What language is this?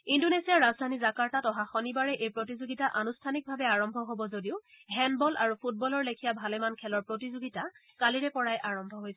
Assamese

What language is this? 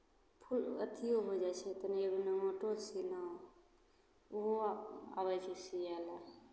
Maithili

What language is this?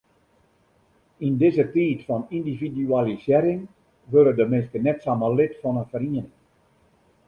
Western Frisian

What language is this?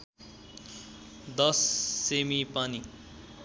Nepali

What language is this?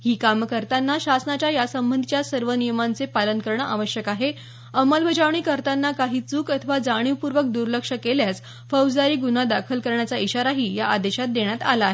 Marathi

